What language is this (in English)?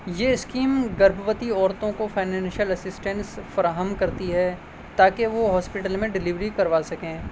Urdu